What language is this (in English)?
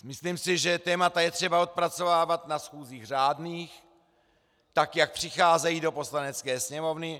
Czech